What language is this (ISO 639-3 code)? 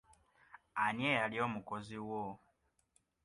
lug